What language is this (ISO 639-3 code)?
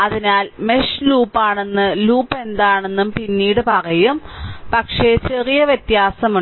mal